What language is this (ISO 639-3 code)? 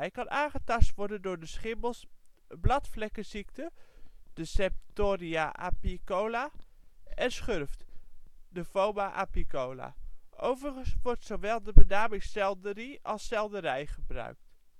nld